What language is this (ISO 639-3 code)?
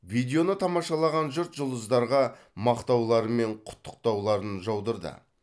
kaz